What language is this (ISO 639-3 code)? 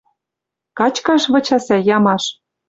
mrj